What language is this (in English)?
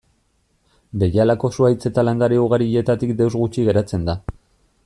Basque